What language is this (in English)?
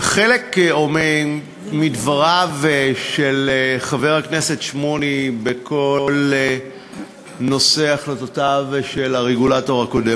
Hebrew